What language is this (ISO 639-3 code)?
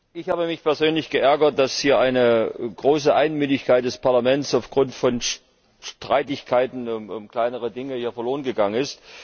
deu